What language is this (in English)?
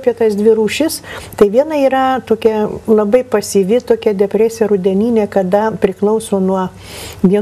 Lithuanian